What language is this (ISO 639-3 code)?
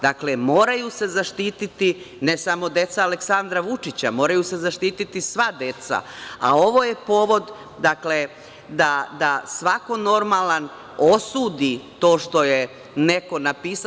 srp